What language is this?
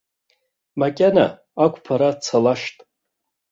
Abkhazian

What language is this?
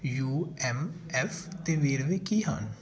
Punjabi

